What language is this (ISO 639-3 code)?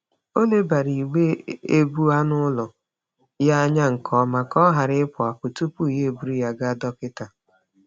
ibo